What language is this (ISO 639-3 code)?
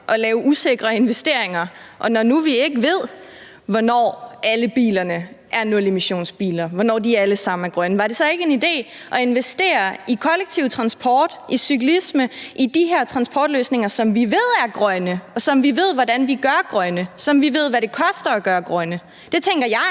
dan